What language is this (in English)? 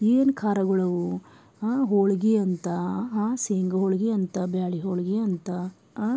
Kannada